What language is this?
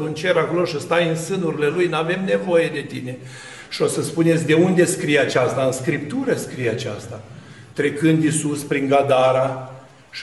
Romanian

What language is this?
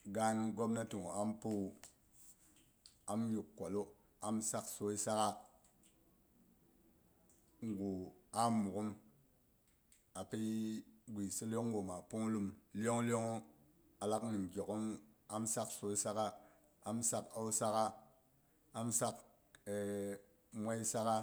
Boghom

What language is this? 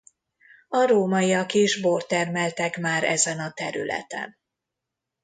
Hungarian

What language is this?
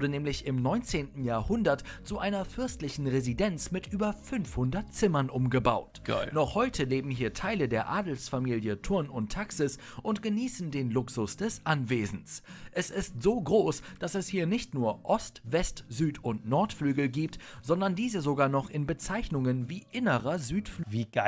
German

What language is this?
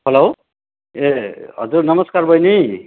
Nepali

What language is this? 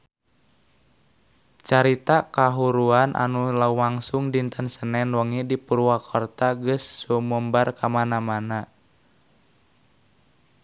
Sundanese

